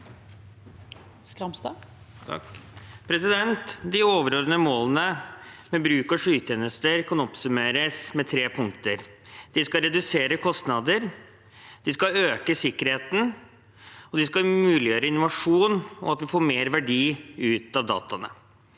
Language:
Norwegian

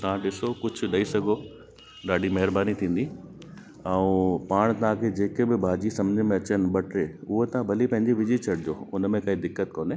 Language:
Sindhi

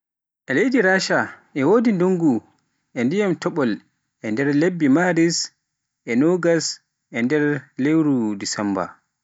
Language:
Pular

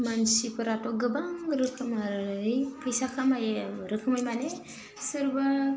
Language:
Bodo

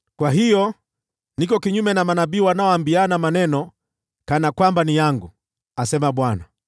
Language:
Swahili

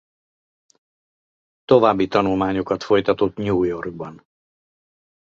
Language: Hungarian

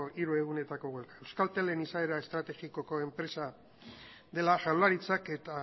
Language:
Basque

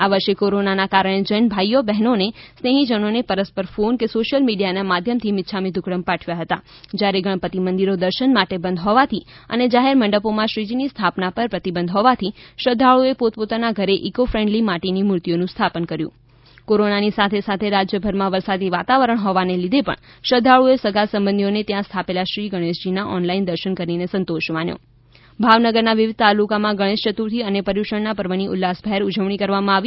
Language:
Gujarati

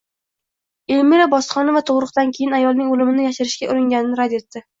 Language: Uzbek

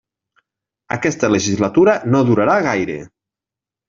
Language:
Catalan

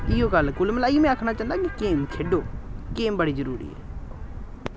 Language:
Dogri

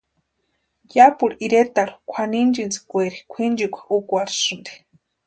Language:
Western Highland Purepecha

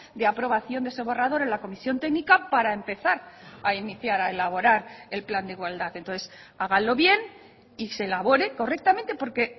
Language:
Spanish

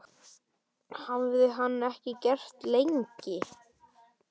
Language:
Icelandic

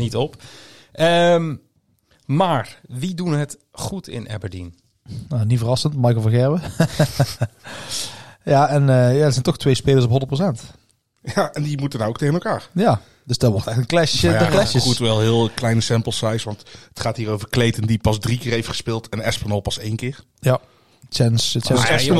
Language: Dutch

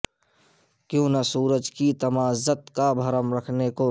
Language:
Urdu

